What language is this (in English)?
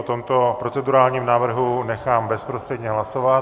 Czech